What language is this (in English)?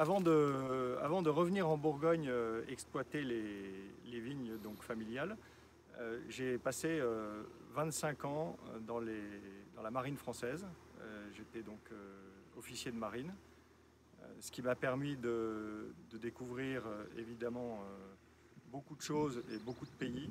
French